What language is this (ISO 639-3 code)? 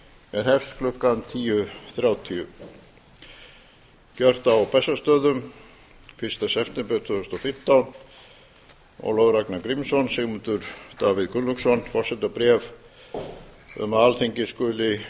isl